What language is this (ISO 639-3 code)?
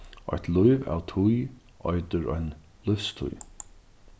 fao